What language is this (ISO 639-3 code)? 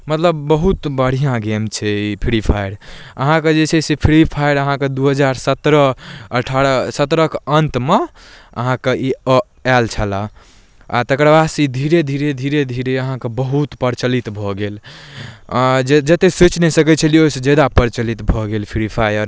mai